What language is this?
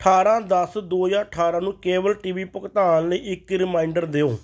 Punjabi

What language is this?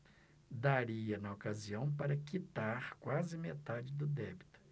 Portuguese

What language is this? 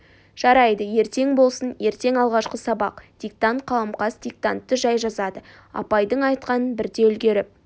Kazakh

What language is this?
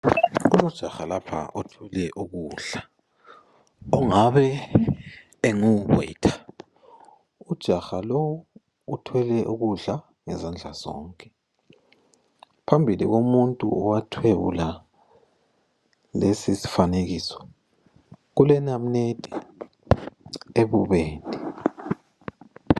North Ndebele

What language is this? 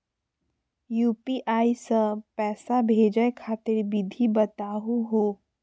Magahi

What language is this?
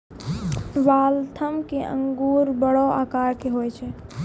Maithili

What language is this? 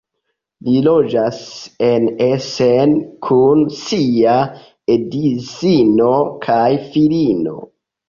Esperanto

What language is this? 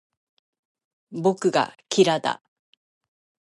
Japanese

